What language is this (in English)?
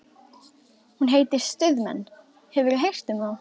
Icelandic